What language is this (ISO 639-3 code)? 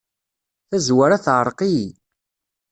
kab